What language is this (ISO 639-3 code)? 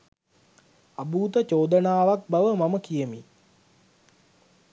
sin